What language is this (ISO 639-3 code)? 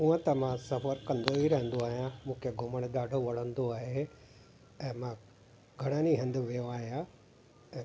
snd